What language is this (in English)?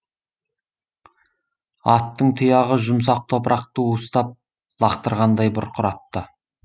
Kazakh